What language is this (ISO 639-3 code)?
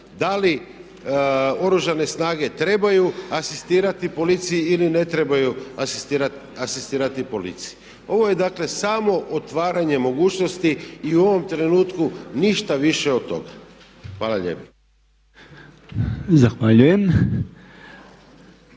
hrv